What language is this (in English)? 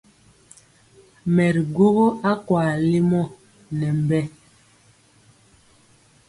Mpiemo